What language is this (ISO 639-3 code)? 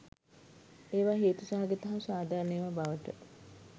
sin